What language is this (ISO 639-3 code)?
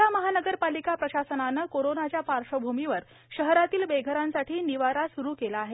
mar